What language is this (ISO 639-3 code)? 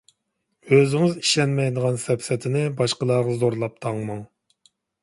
uig